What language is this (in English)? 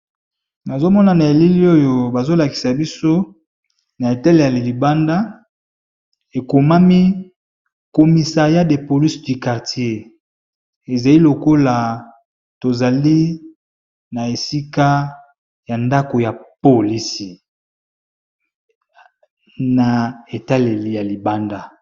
Lingala